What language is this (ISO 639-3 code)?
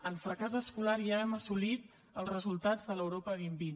cat